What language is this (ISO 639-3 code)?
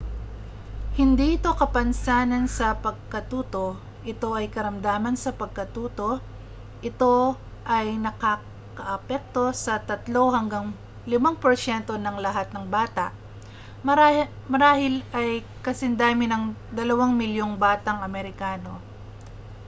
fil